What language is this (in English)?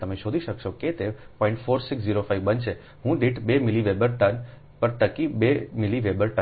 Gujarati